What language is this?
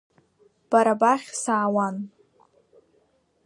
Abkhazian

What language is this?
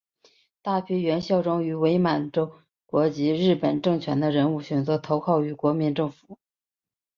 Chinese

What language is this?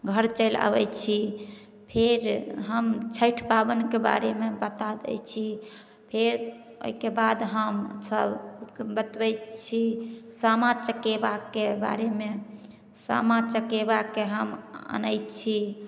Maithili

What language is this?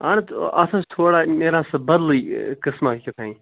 Kashmiri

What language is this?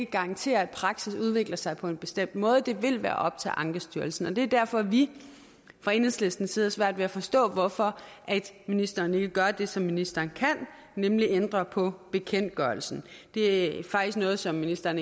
Danish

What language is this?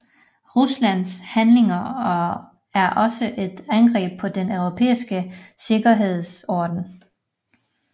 Danish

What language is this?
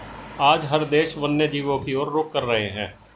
Hindi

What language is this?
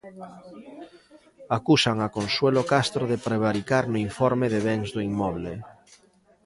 Galician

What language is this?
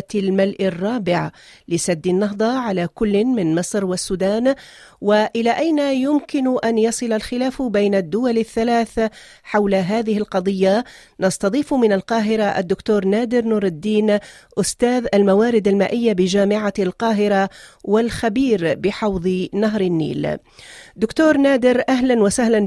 Arabic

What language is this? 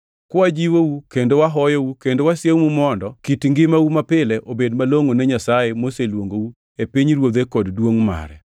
Luo (Kenya and Tanzania)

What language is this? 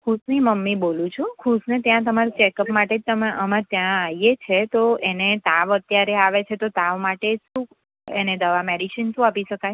Gujarati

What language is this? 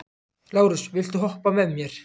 Icelandic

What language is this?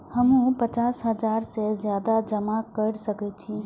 Maithili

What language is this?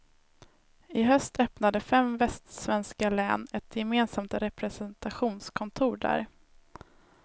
Swedish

